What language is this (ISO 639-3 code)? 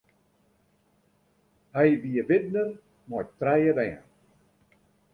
fry